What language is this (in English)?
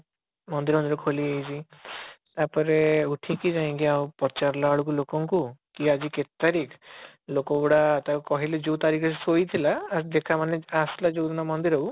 Odia